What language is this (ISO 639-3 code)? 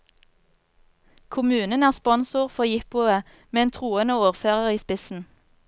nor